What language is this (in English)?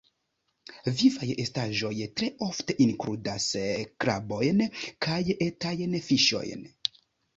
Esperanto